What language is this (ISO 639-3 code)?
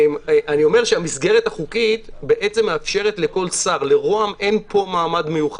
heb